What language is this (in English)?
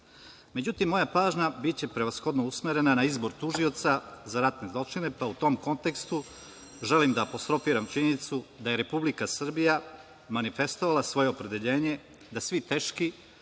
Serbian